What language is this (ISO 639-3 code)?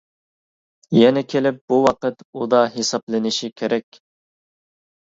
uig